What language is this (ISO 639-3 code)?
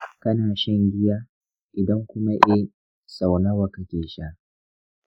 hau